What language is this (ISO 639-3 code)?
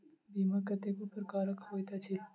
mai